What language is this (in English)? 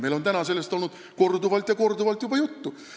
Estonian